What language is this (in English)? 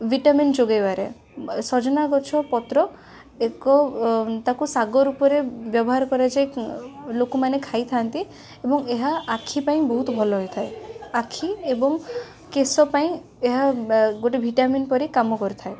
Odia